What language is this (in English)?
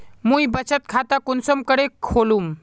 Magahi